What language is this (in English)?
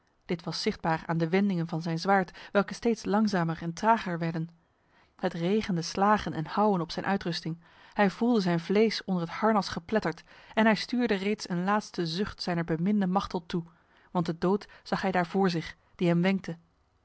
Dutch